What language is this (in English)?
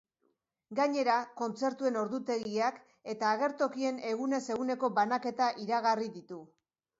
Basque